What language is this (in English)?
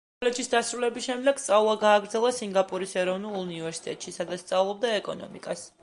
Georgian